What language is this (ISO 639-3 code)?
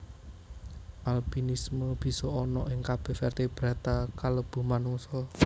jav